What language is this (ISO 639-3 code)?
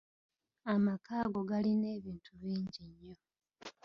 lug